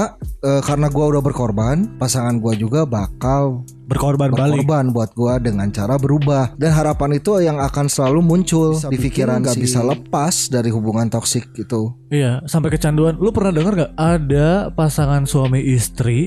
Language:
Indonesian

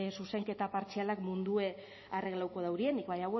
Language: Basque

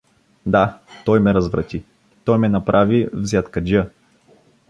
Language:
Bulgarian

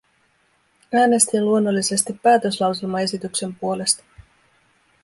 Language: Finnish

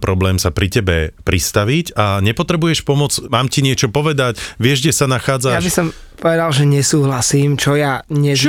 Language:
Slovak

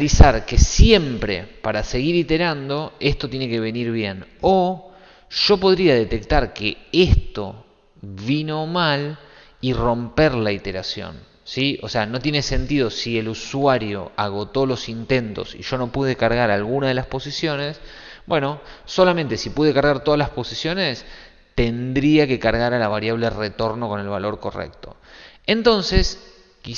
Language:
Spanish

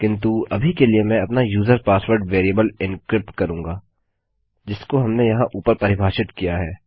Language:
Hindi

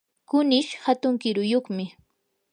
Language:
Yanahuanca Pasco Quechua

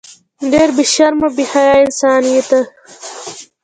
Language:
Pashto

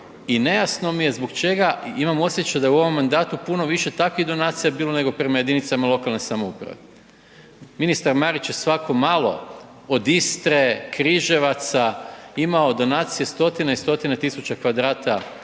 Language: Croatian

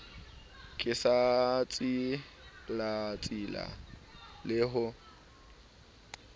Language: Southern Sotho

